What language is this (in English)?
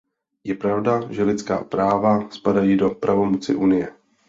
Czech